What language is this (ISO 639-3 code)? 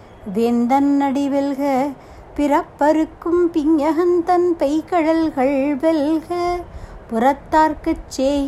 tam